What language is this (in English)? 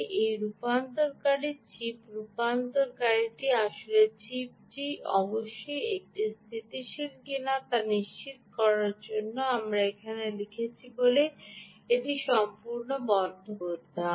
Bangla